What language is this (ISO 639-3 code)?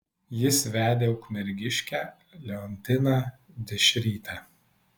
lit